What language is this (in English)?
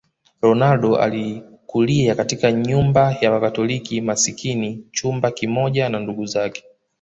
Swahili